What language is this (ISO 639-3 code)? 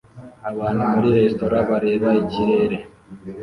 kin